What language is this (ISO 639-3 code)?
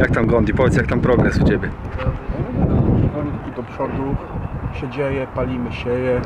pol